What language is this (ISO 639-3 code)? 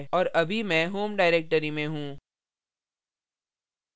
hin